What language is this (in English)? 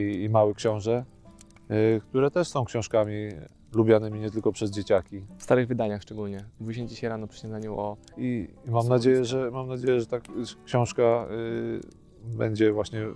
Polish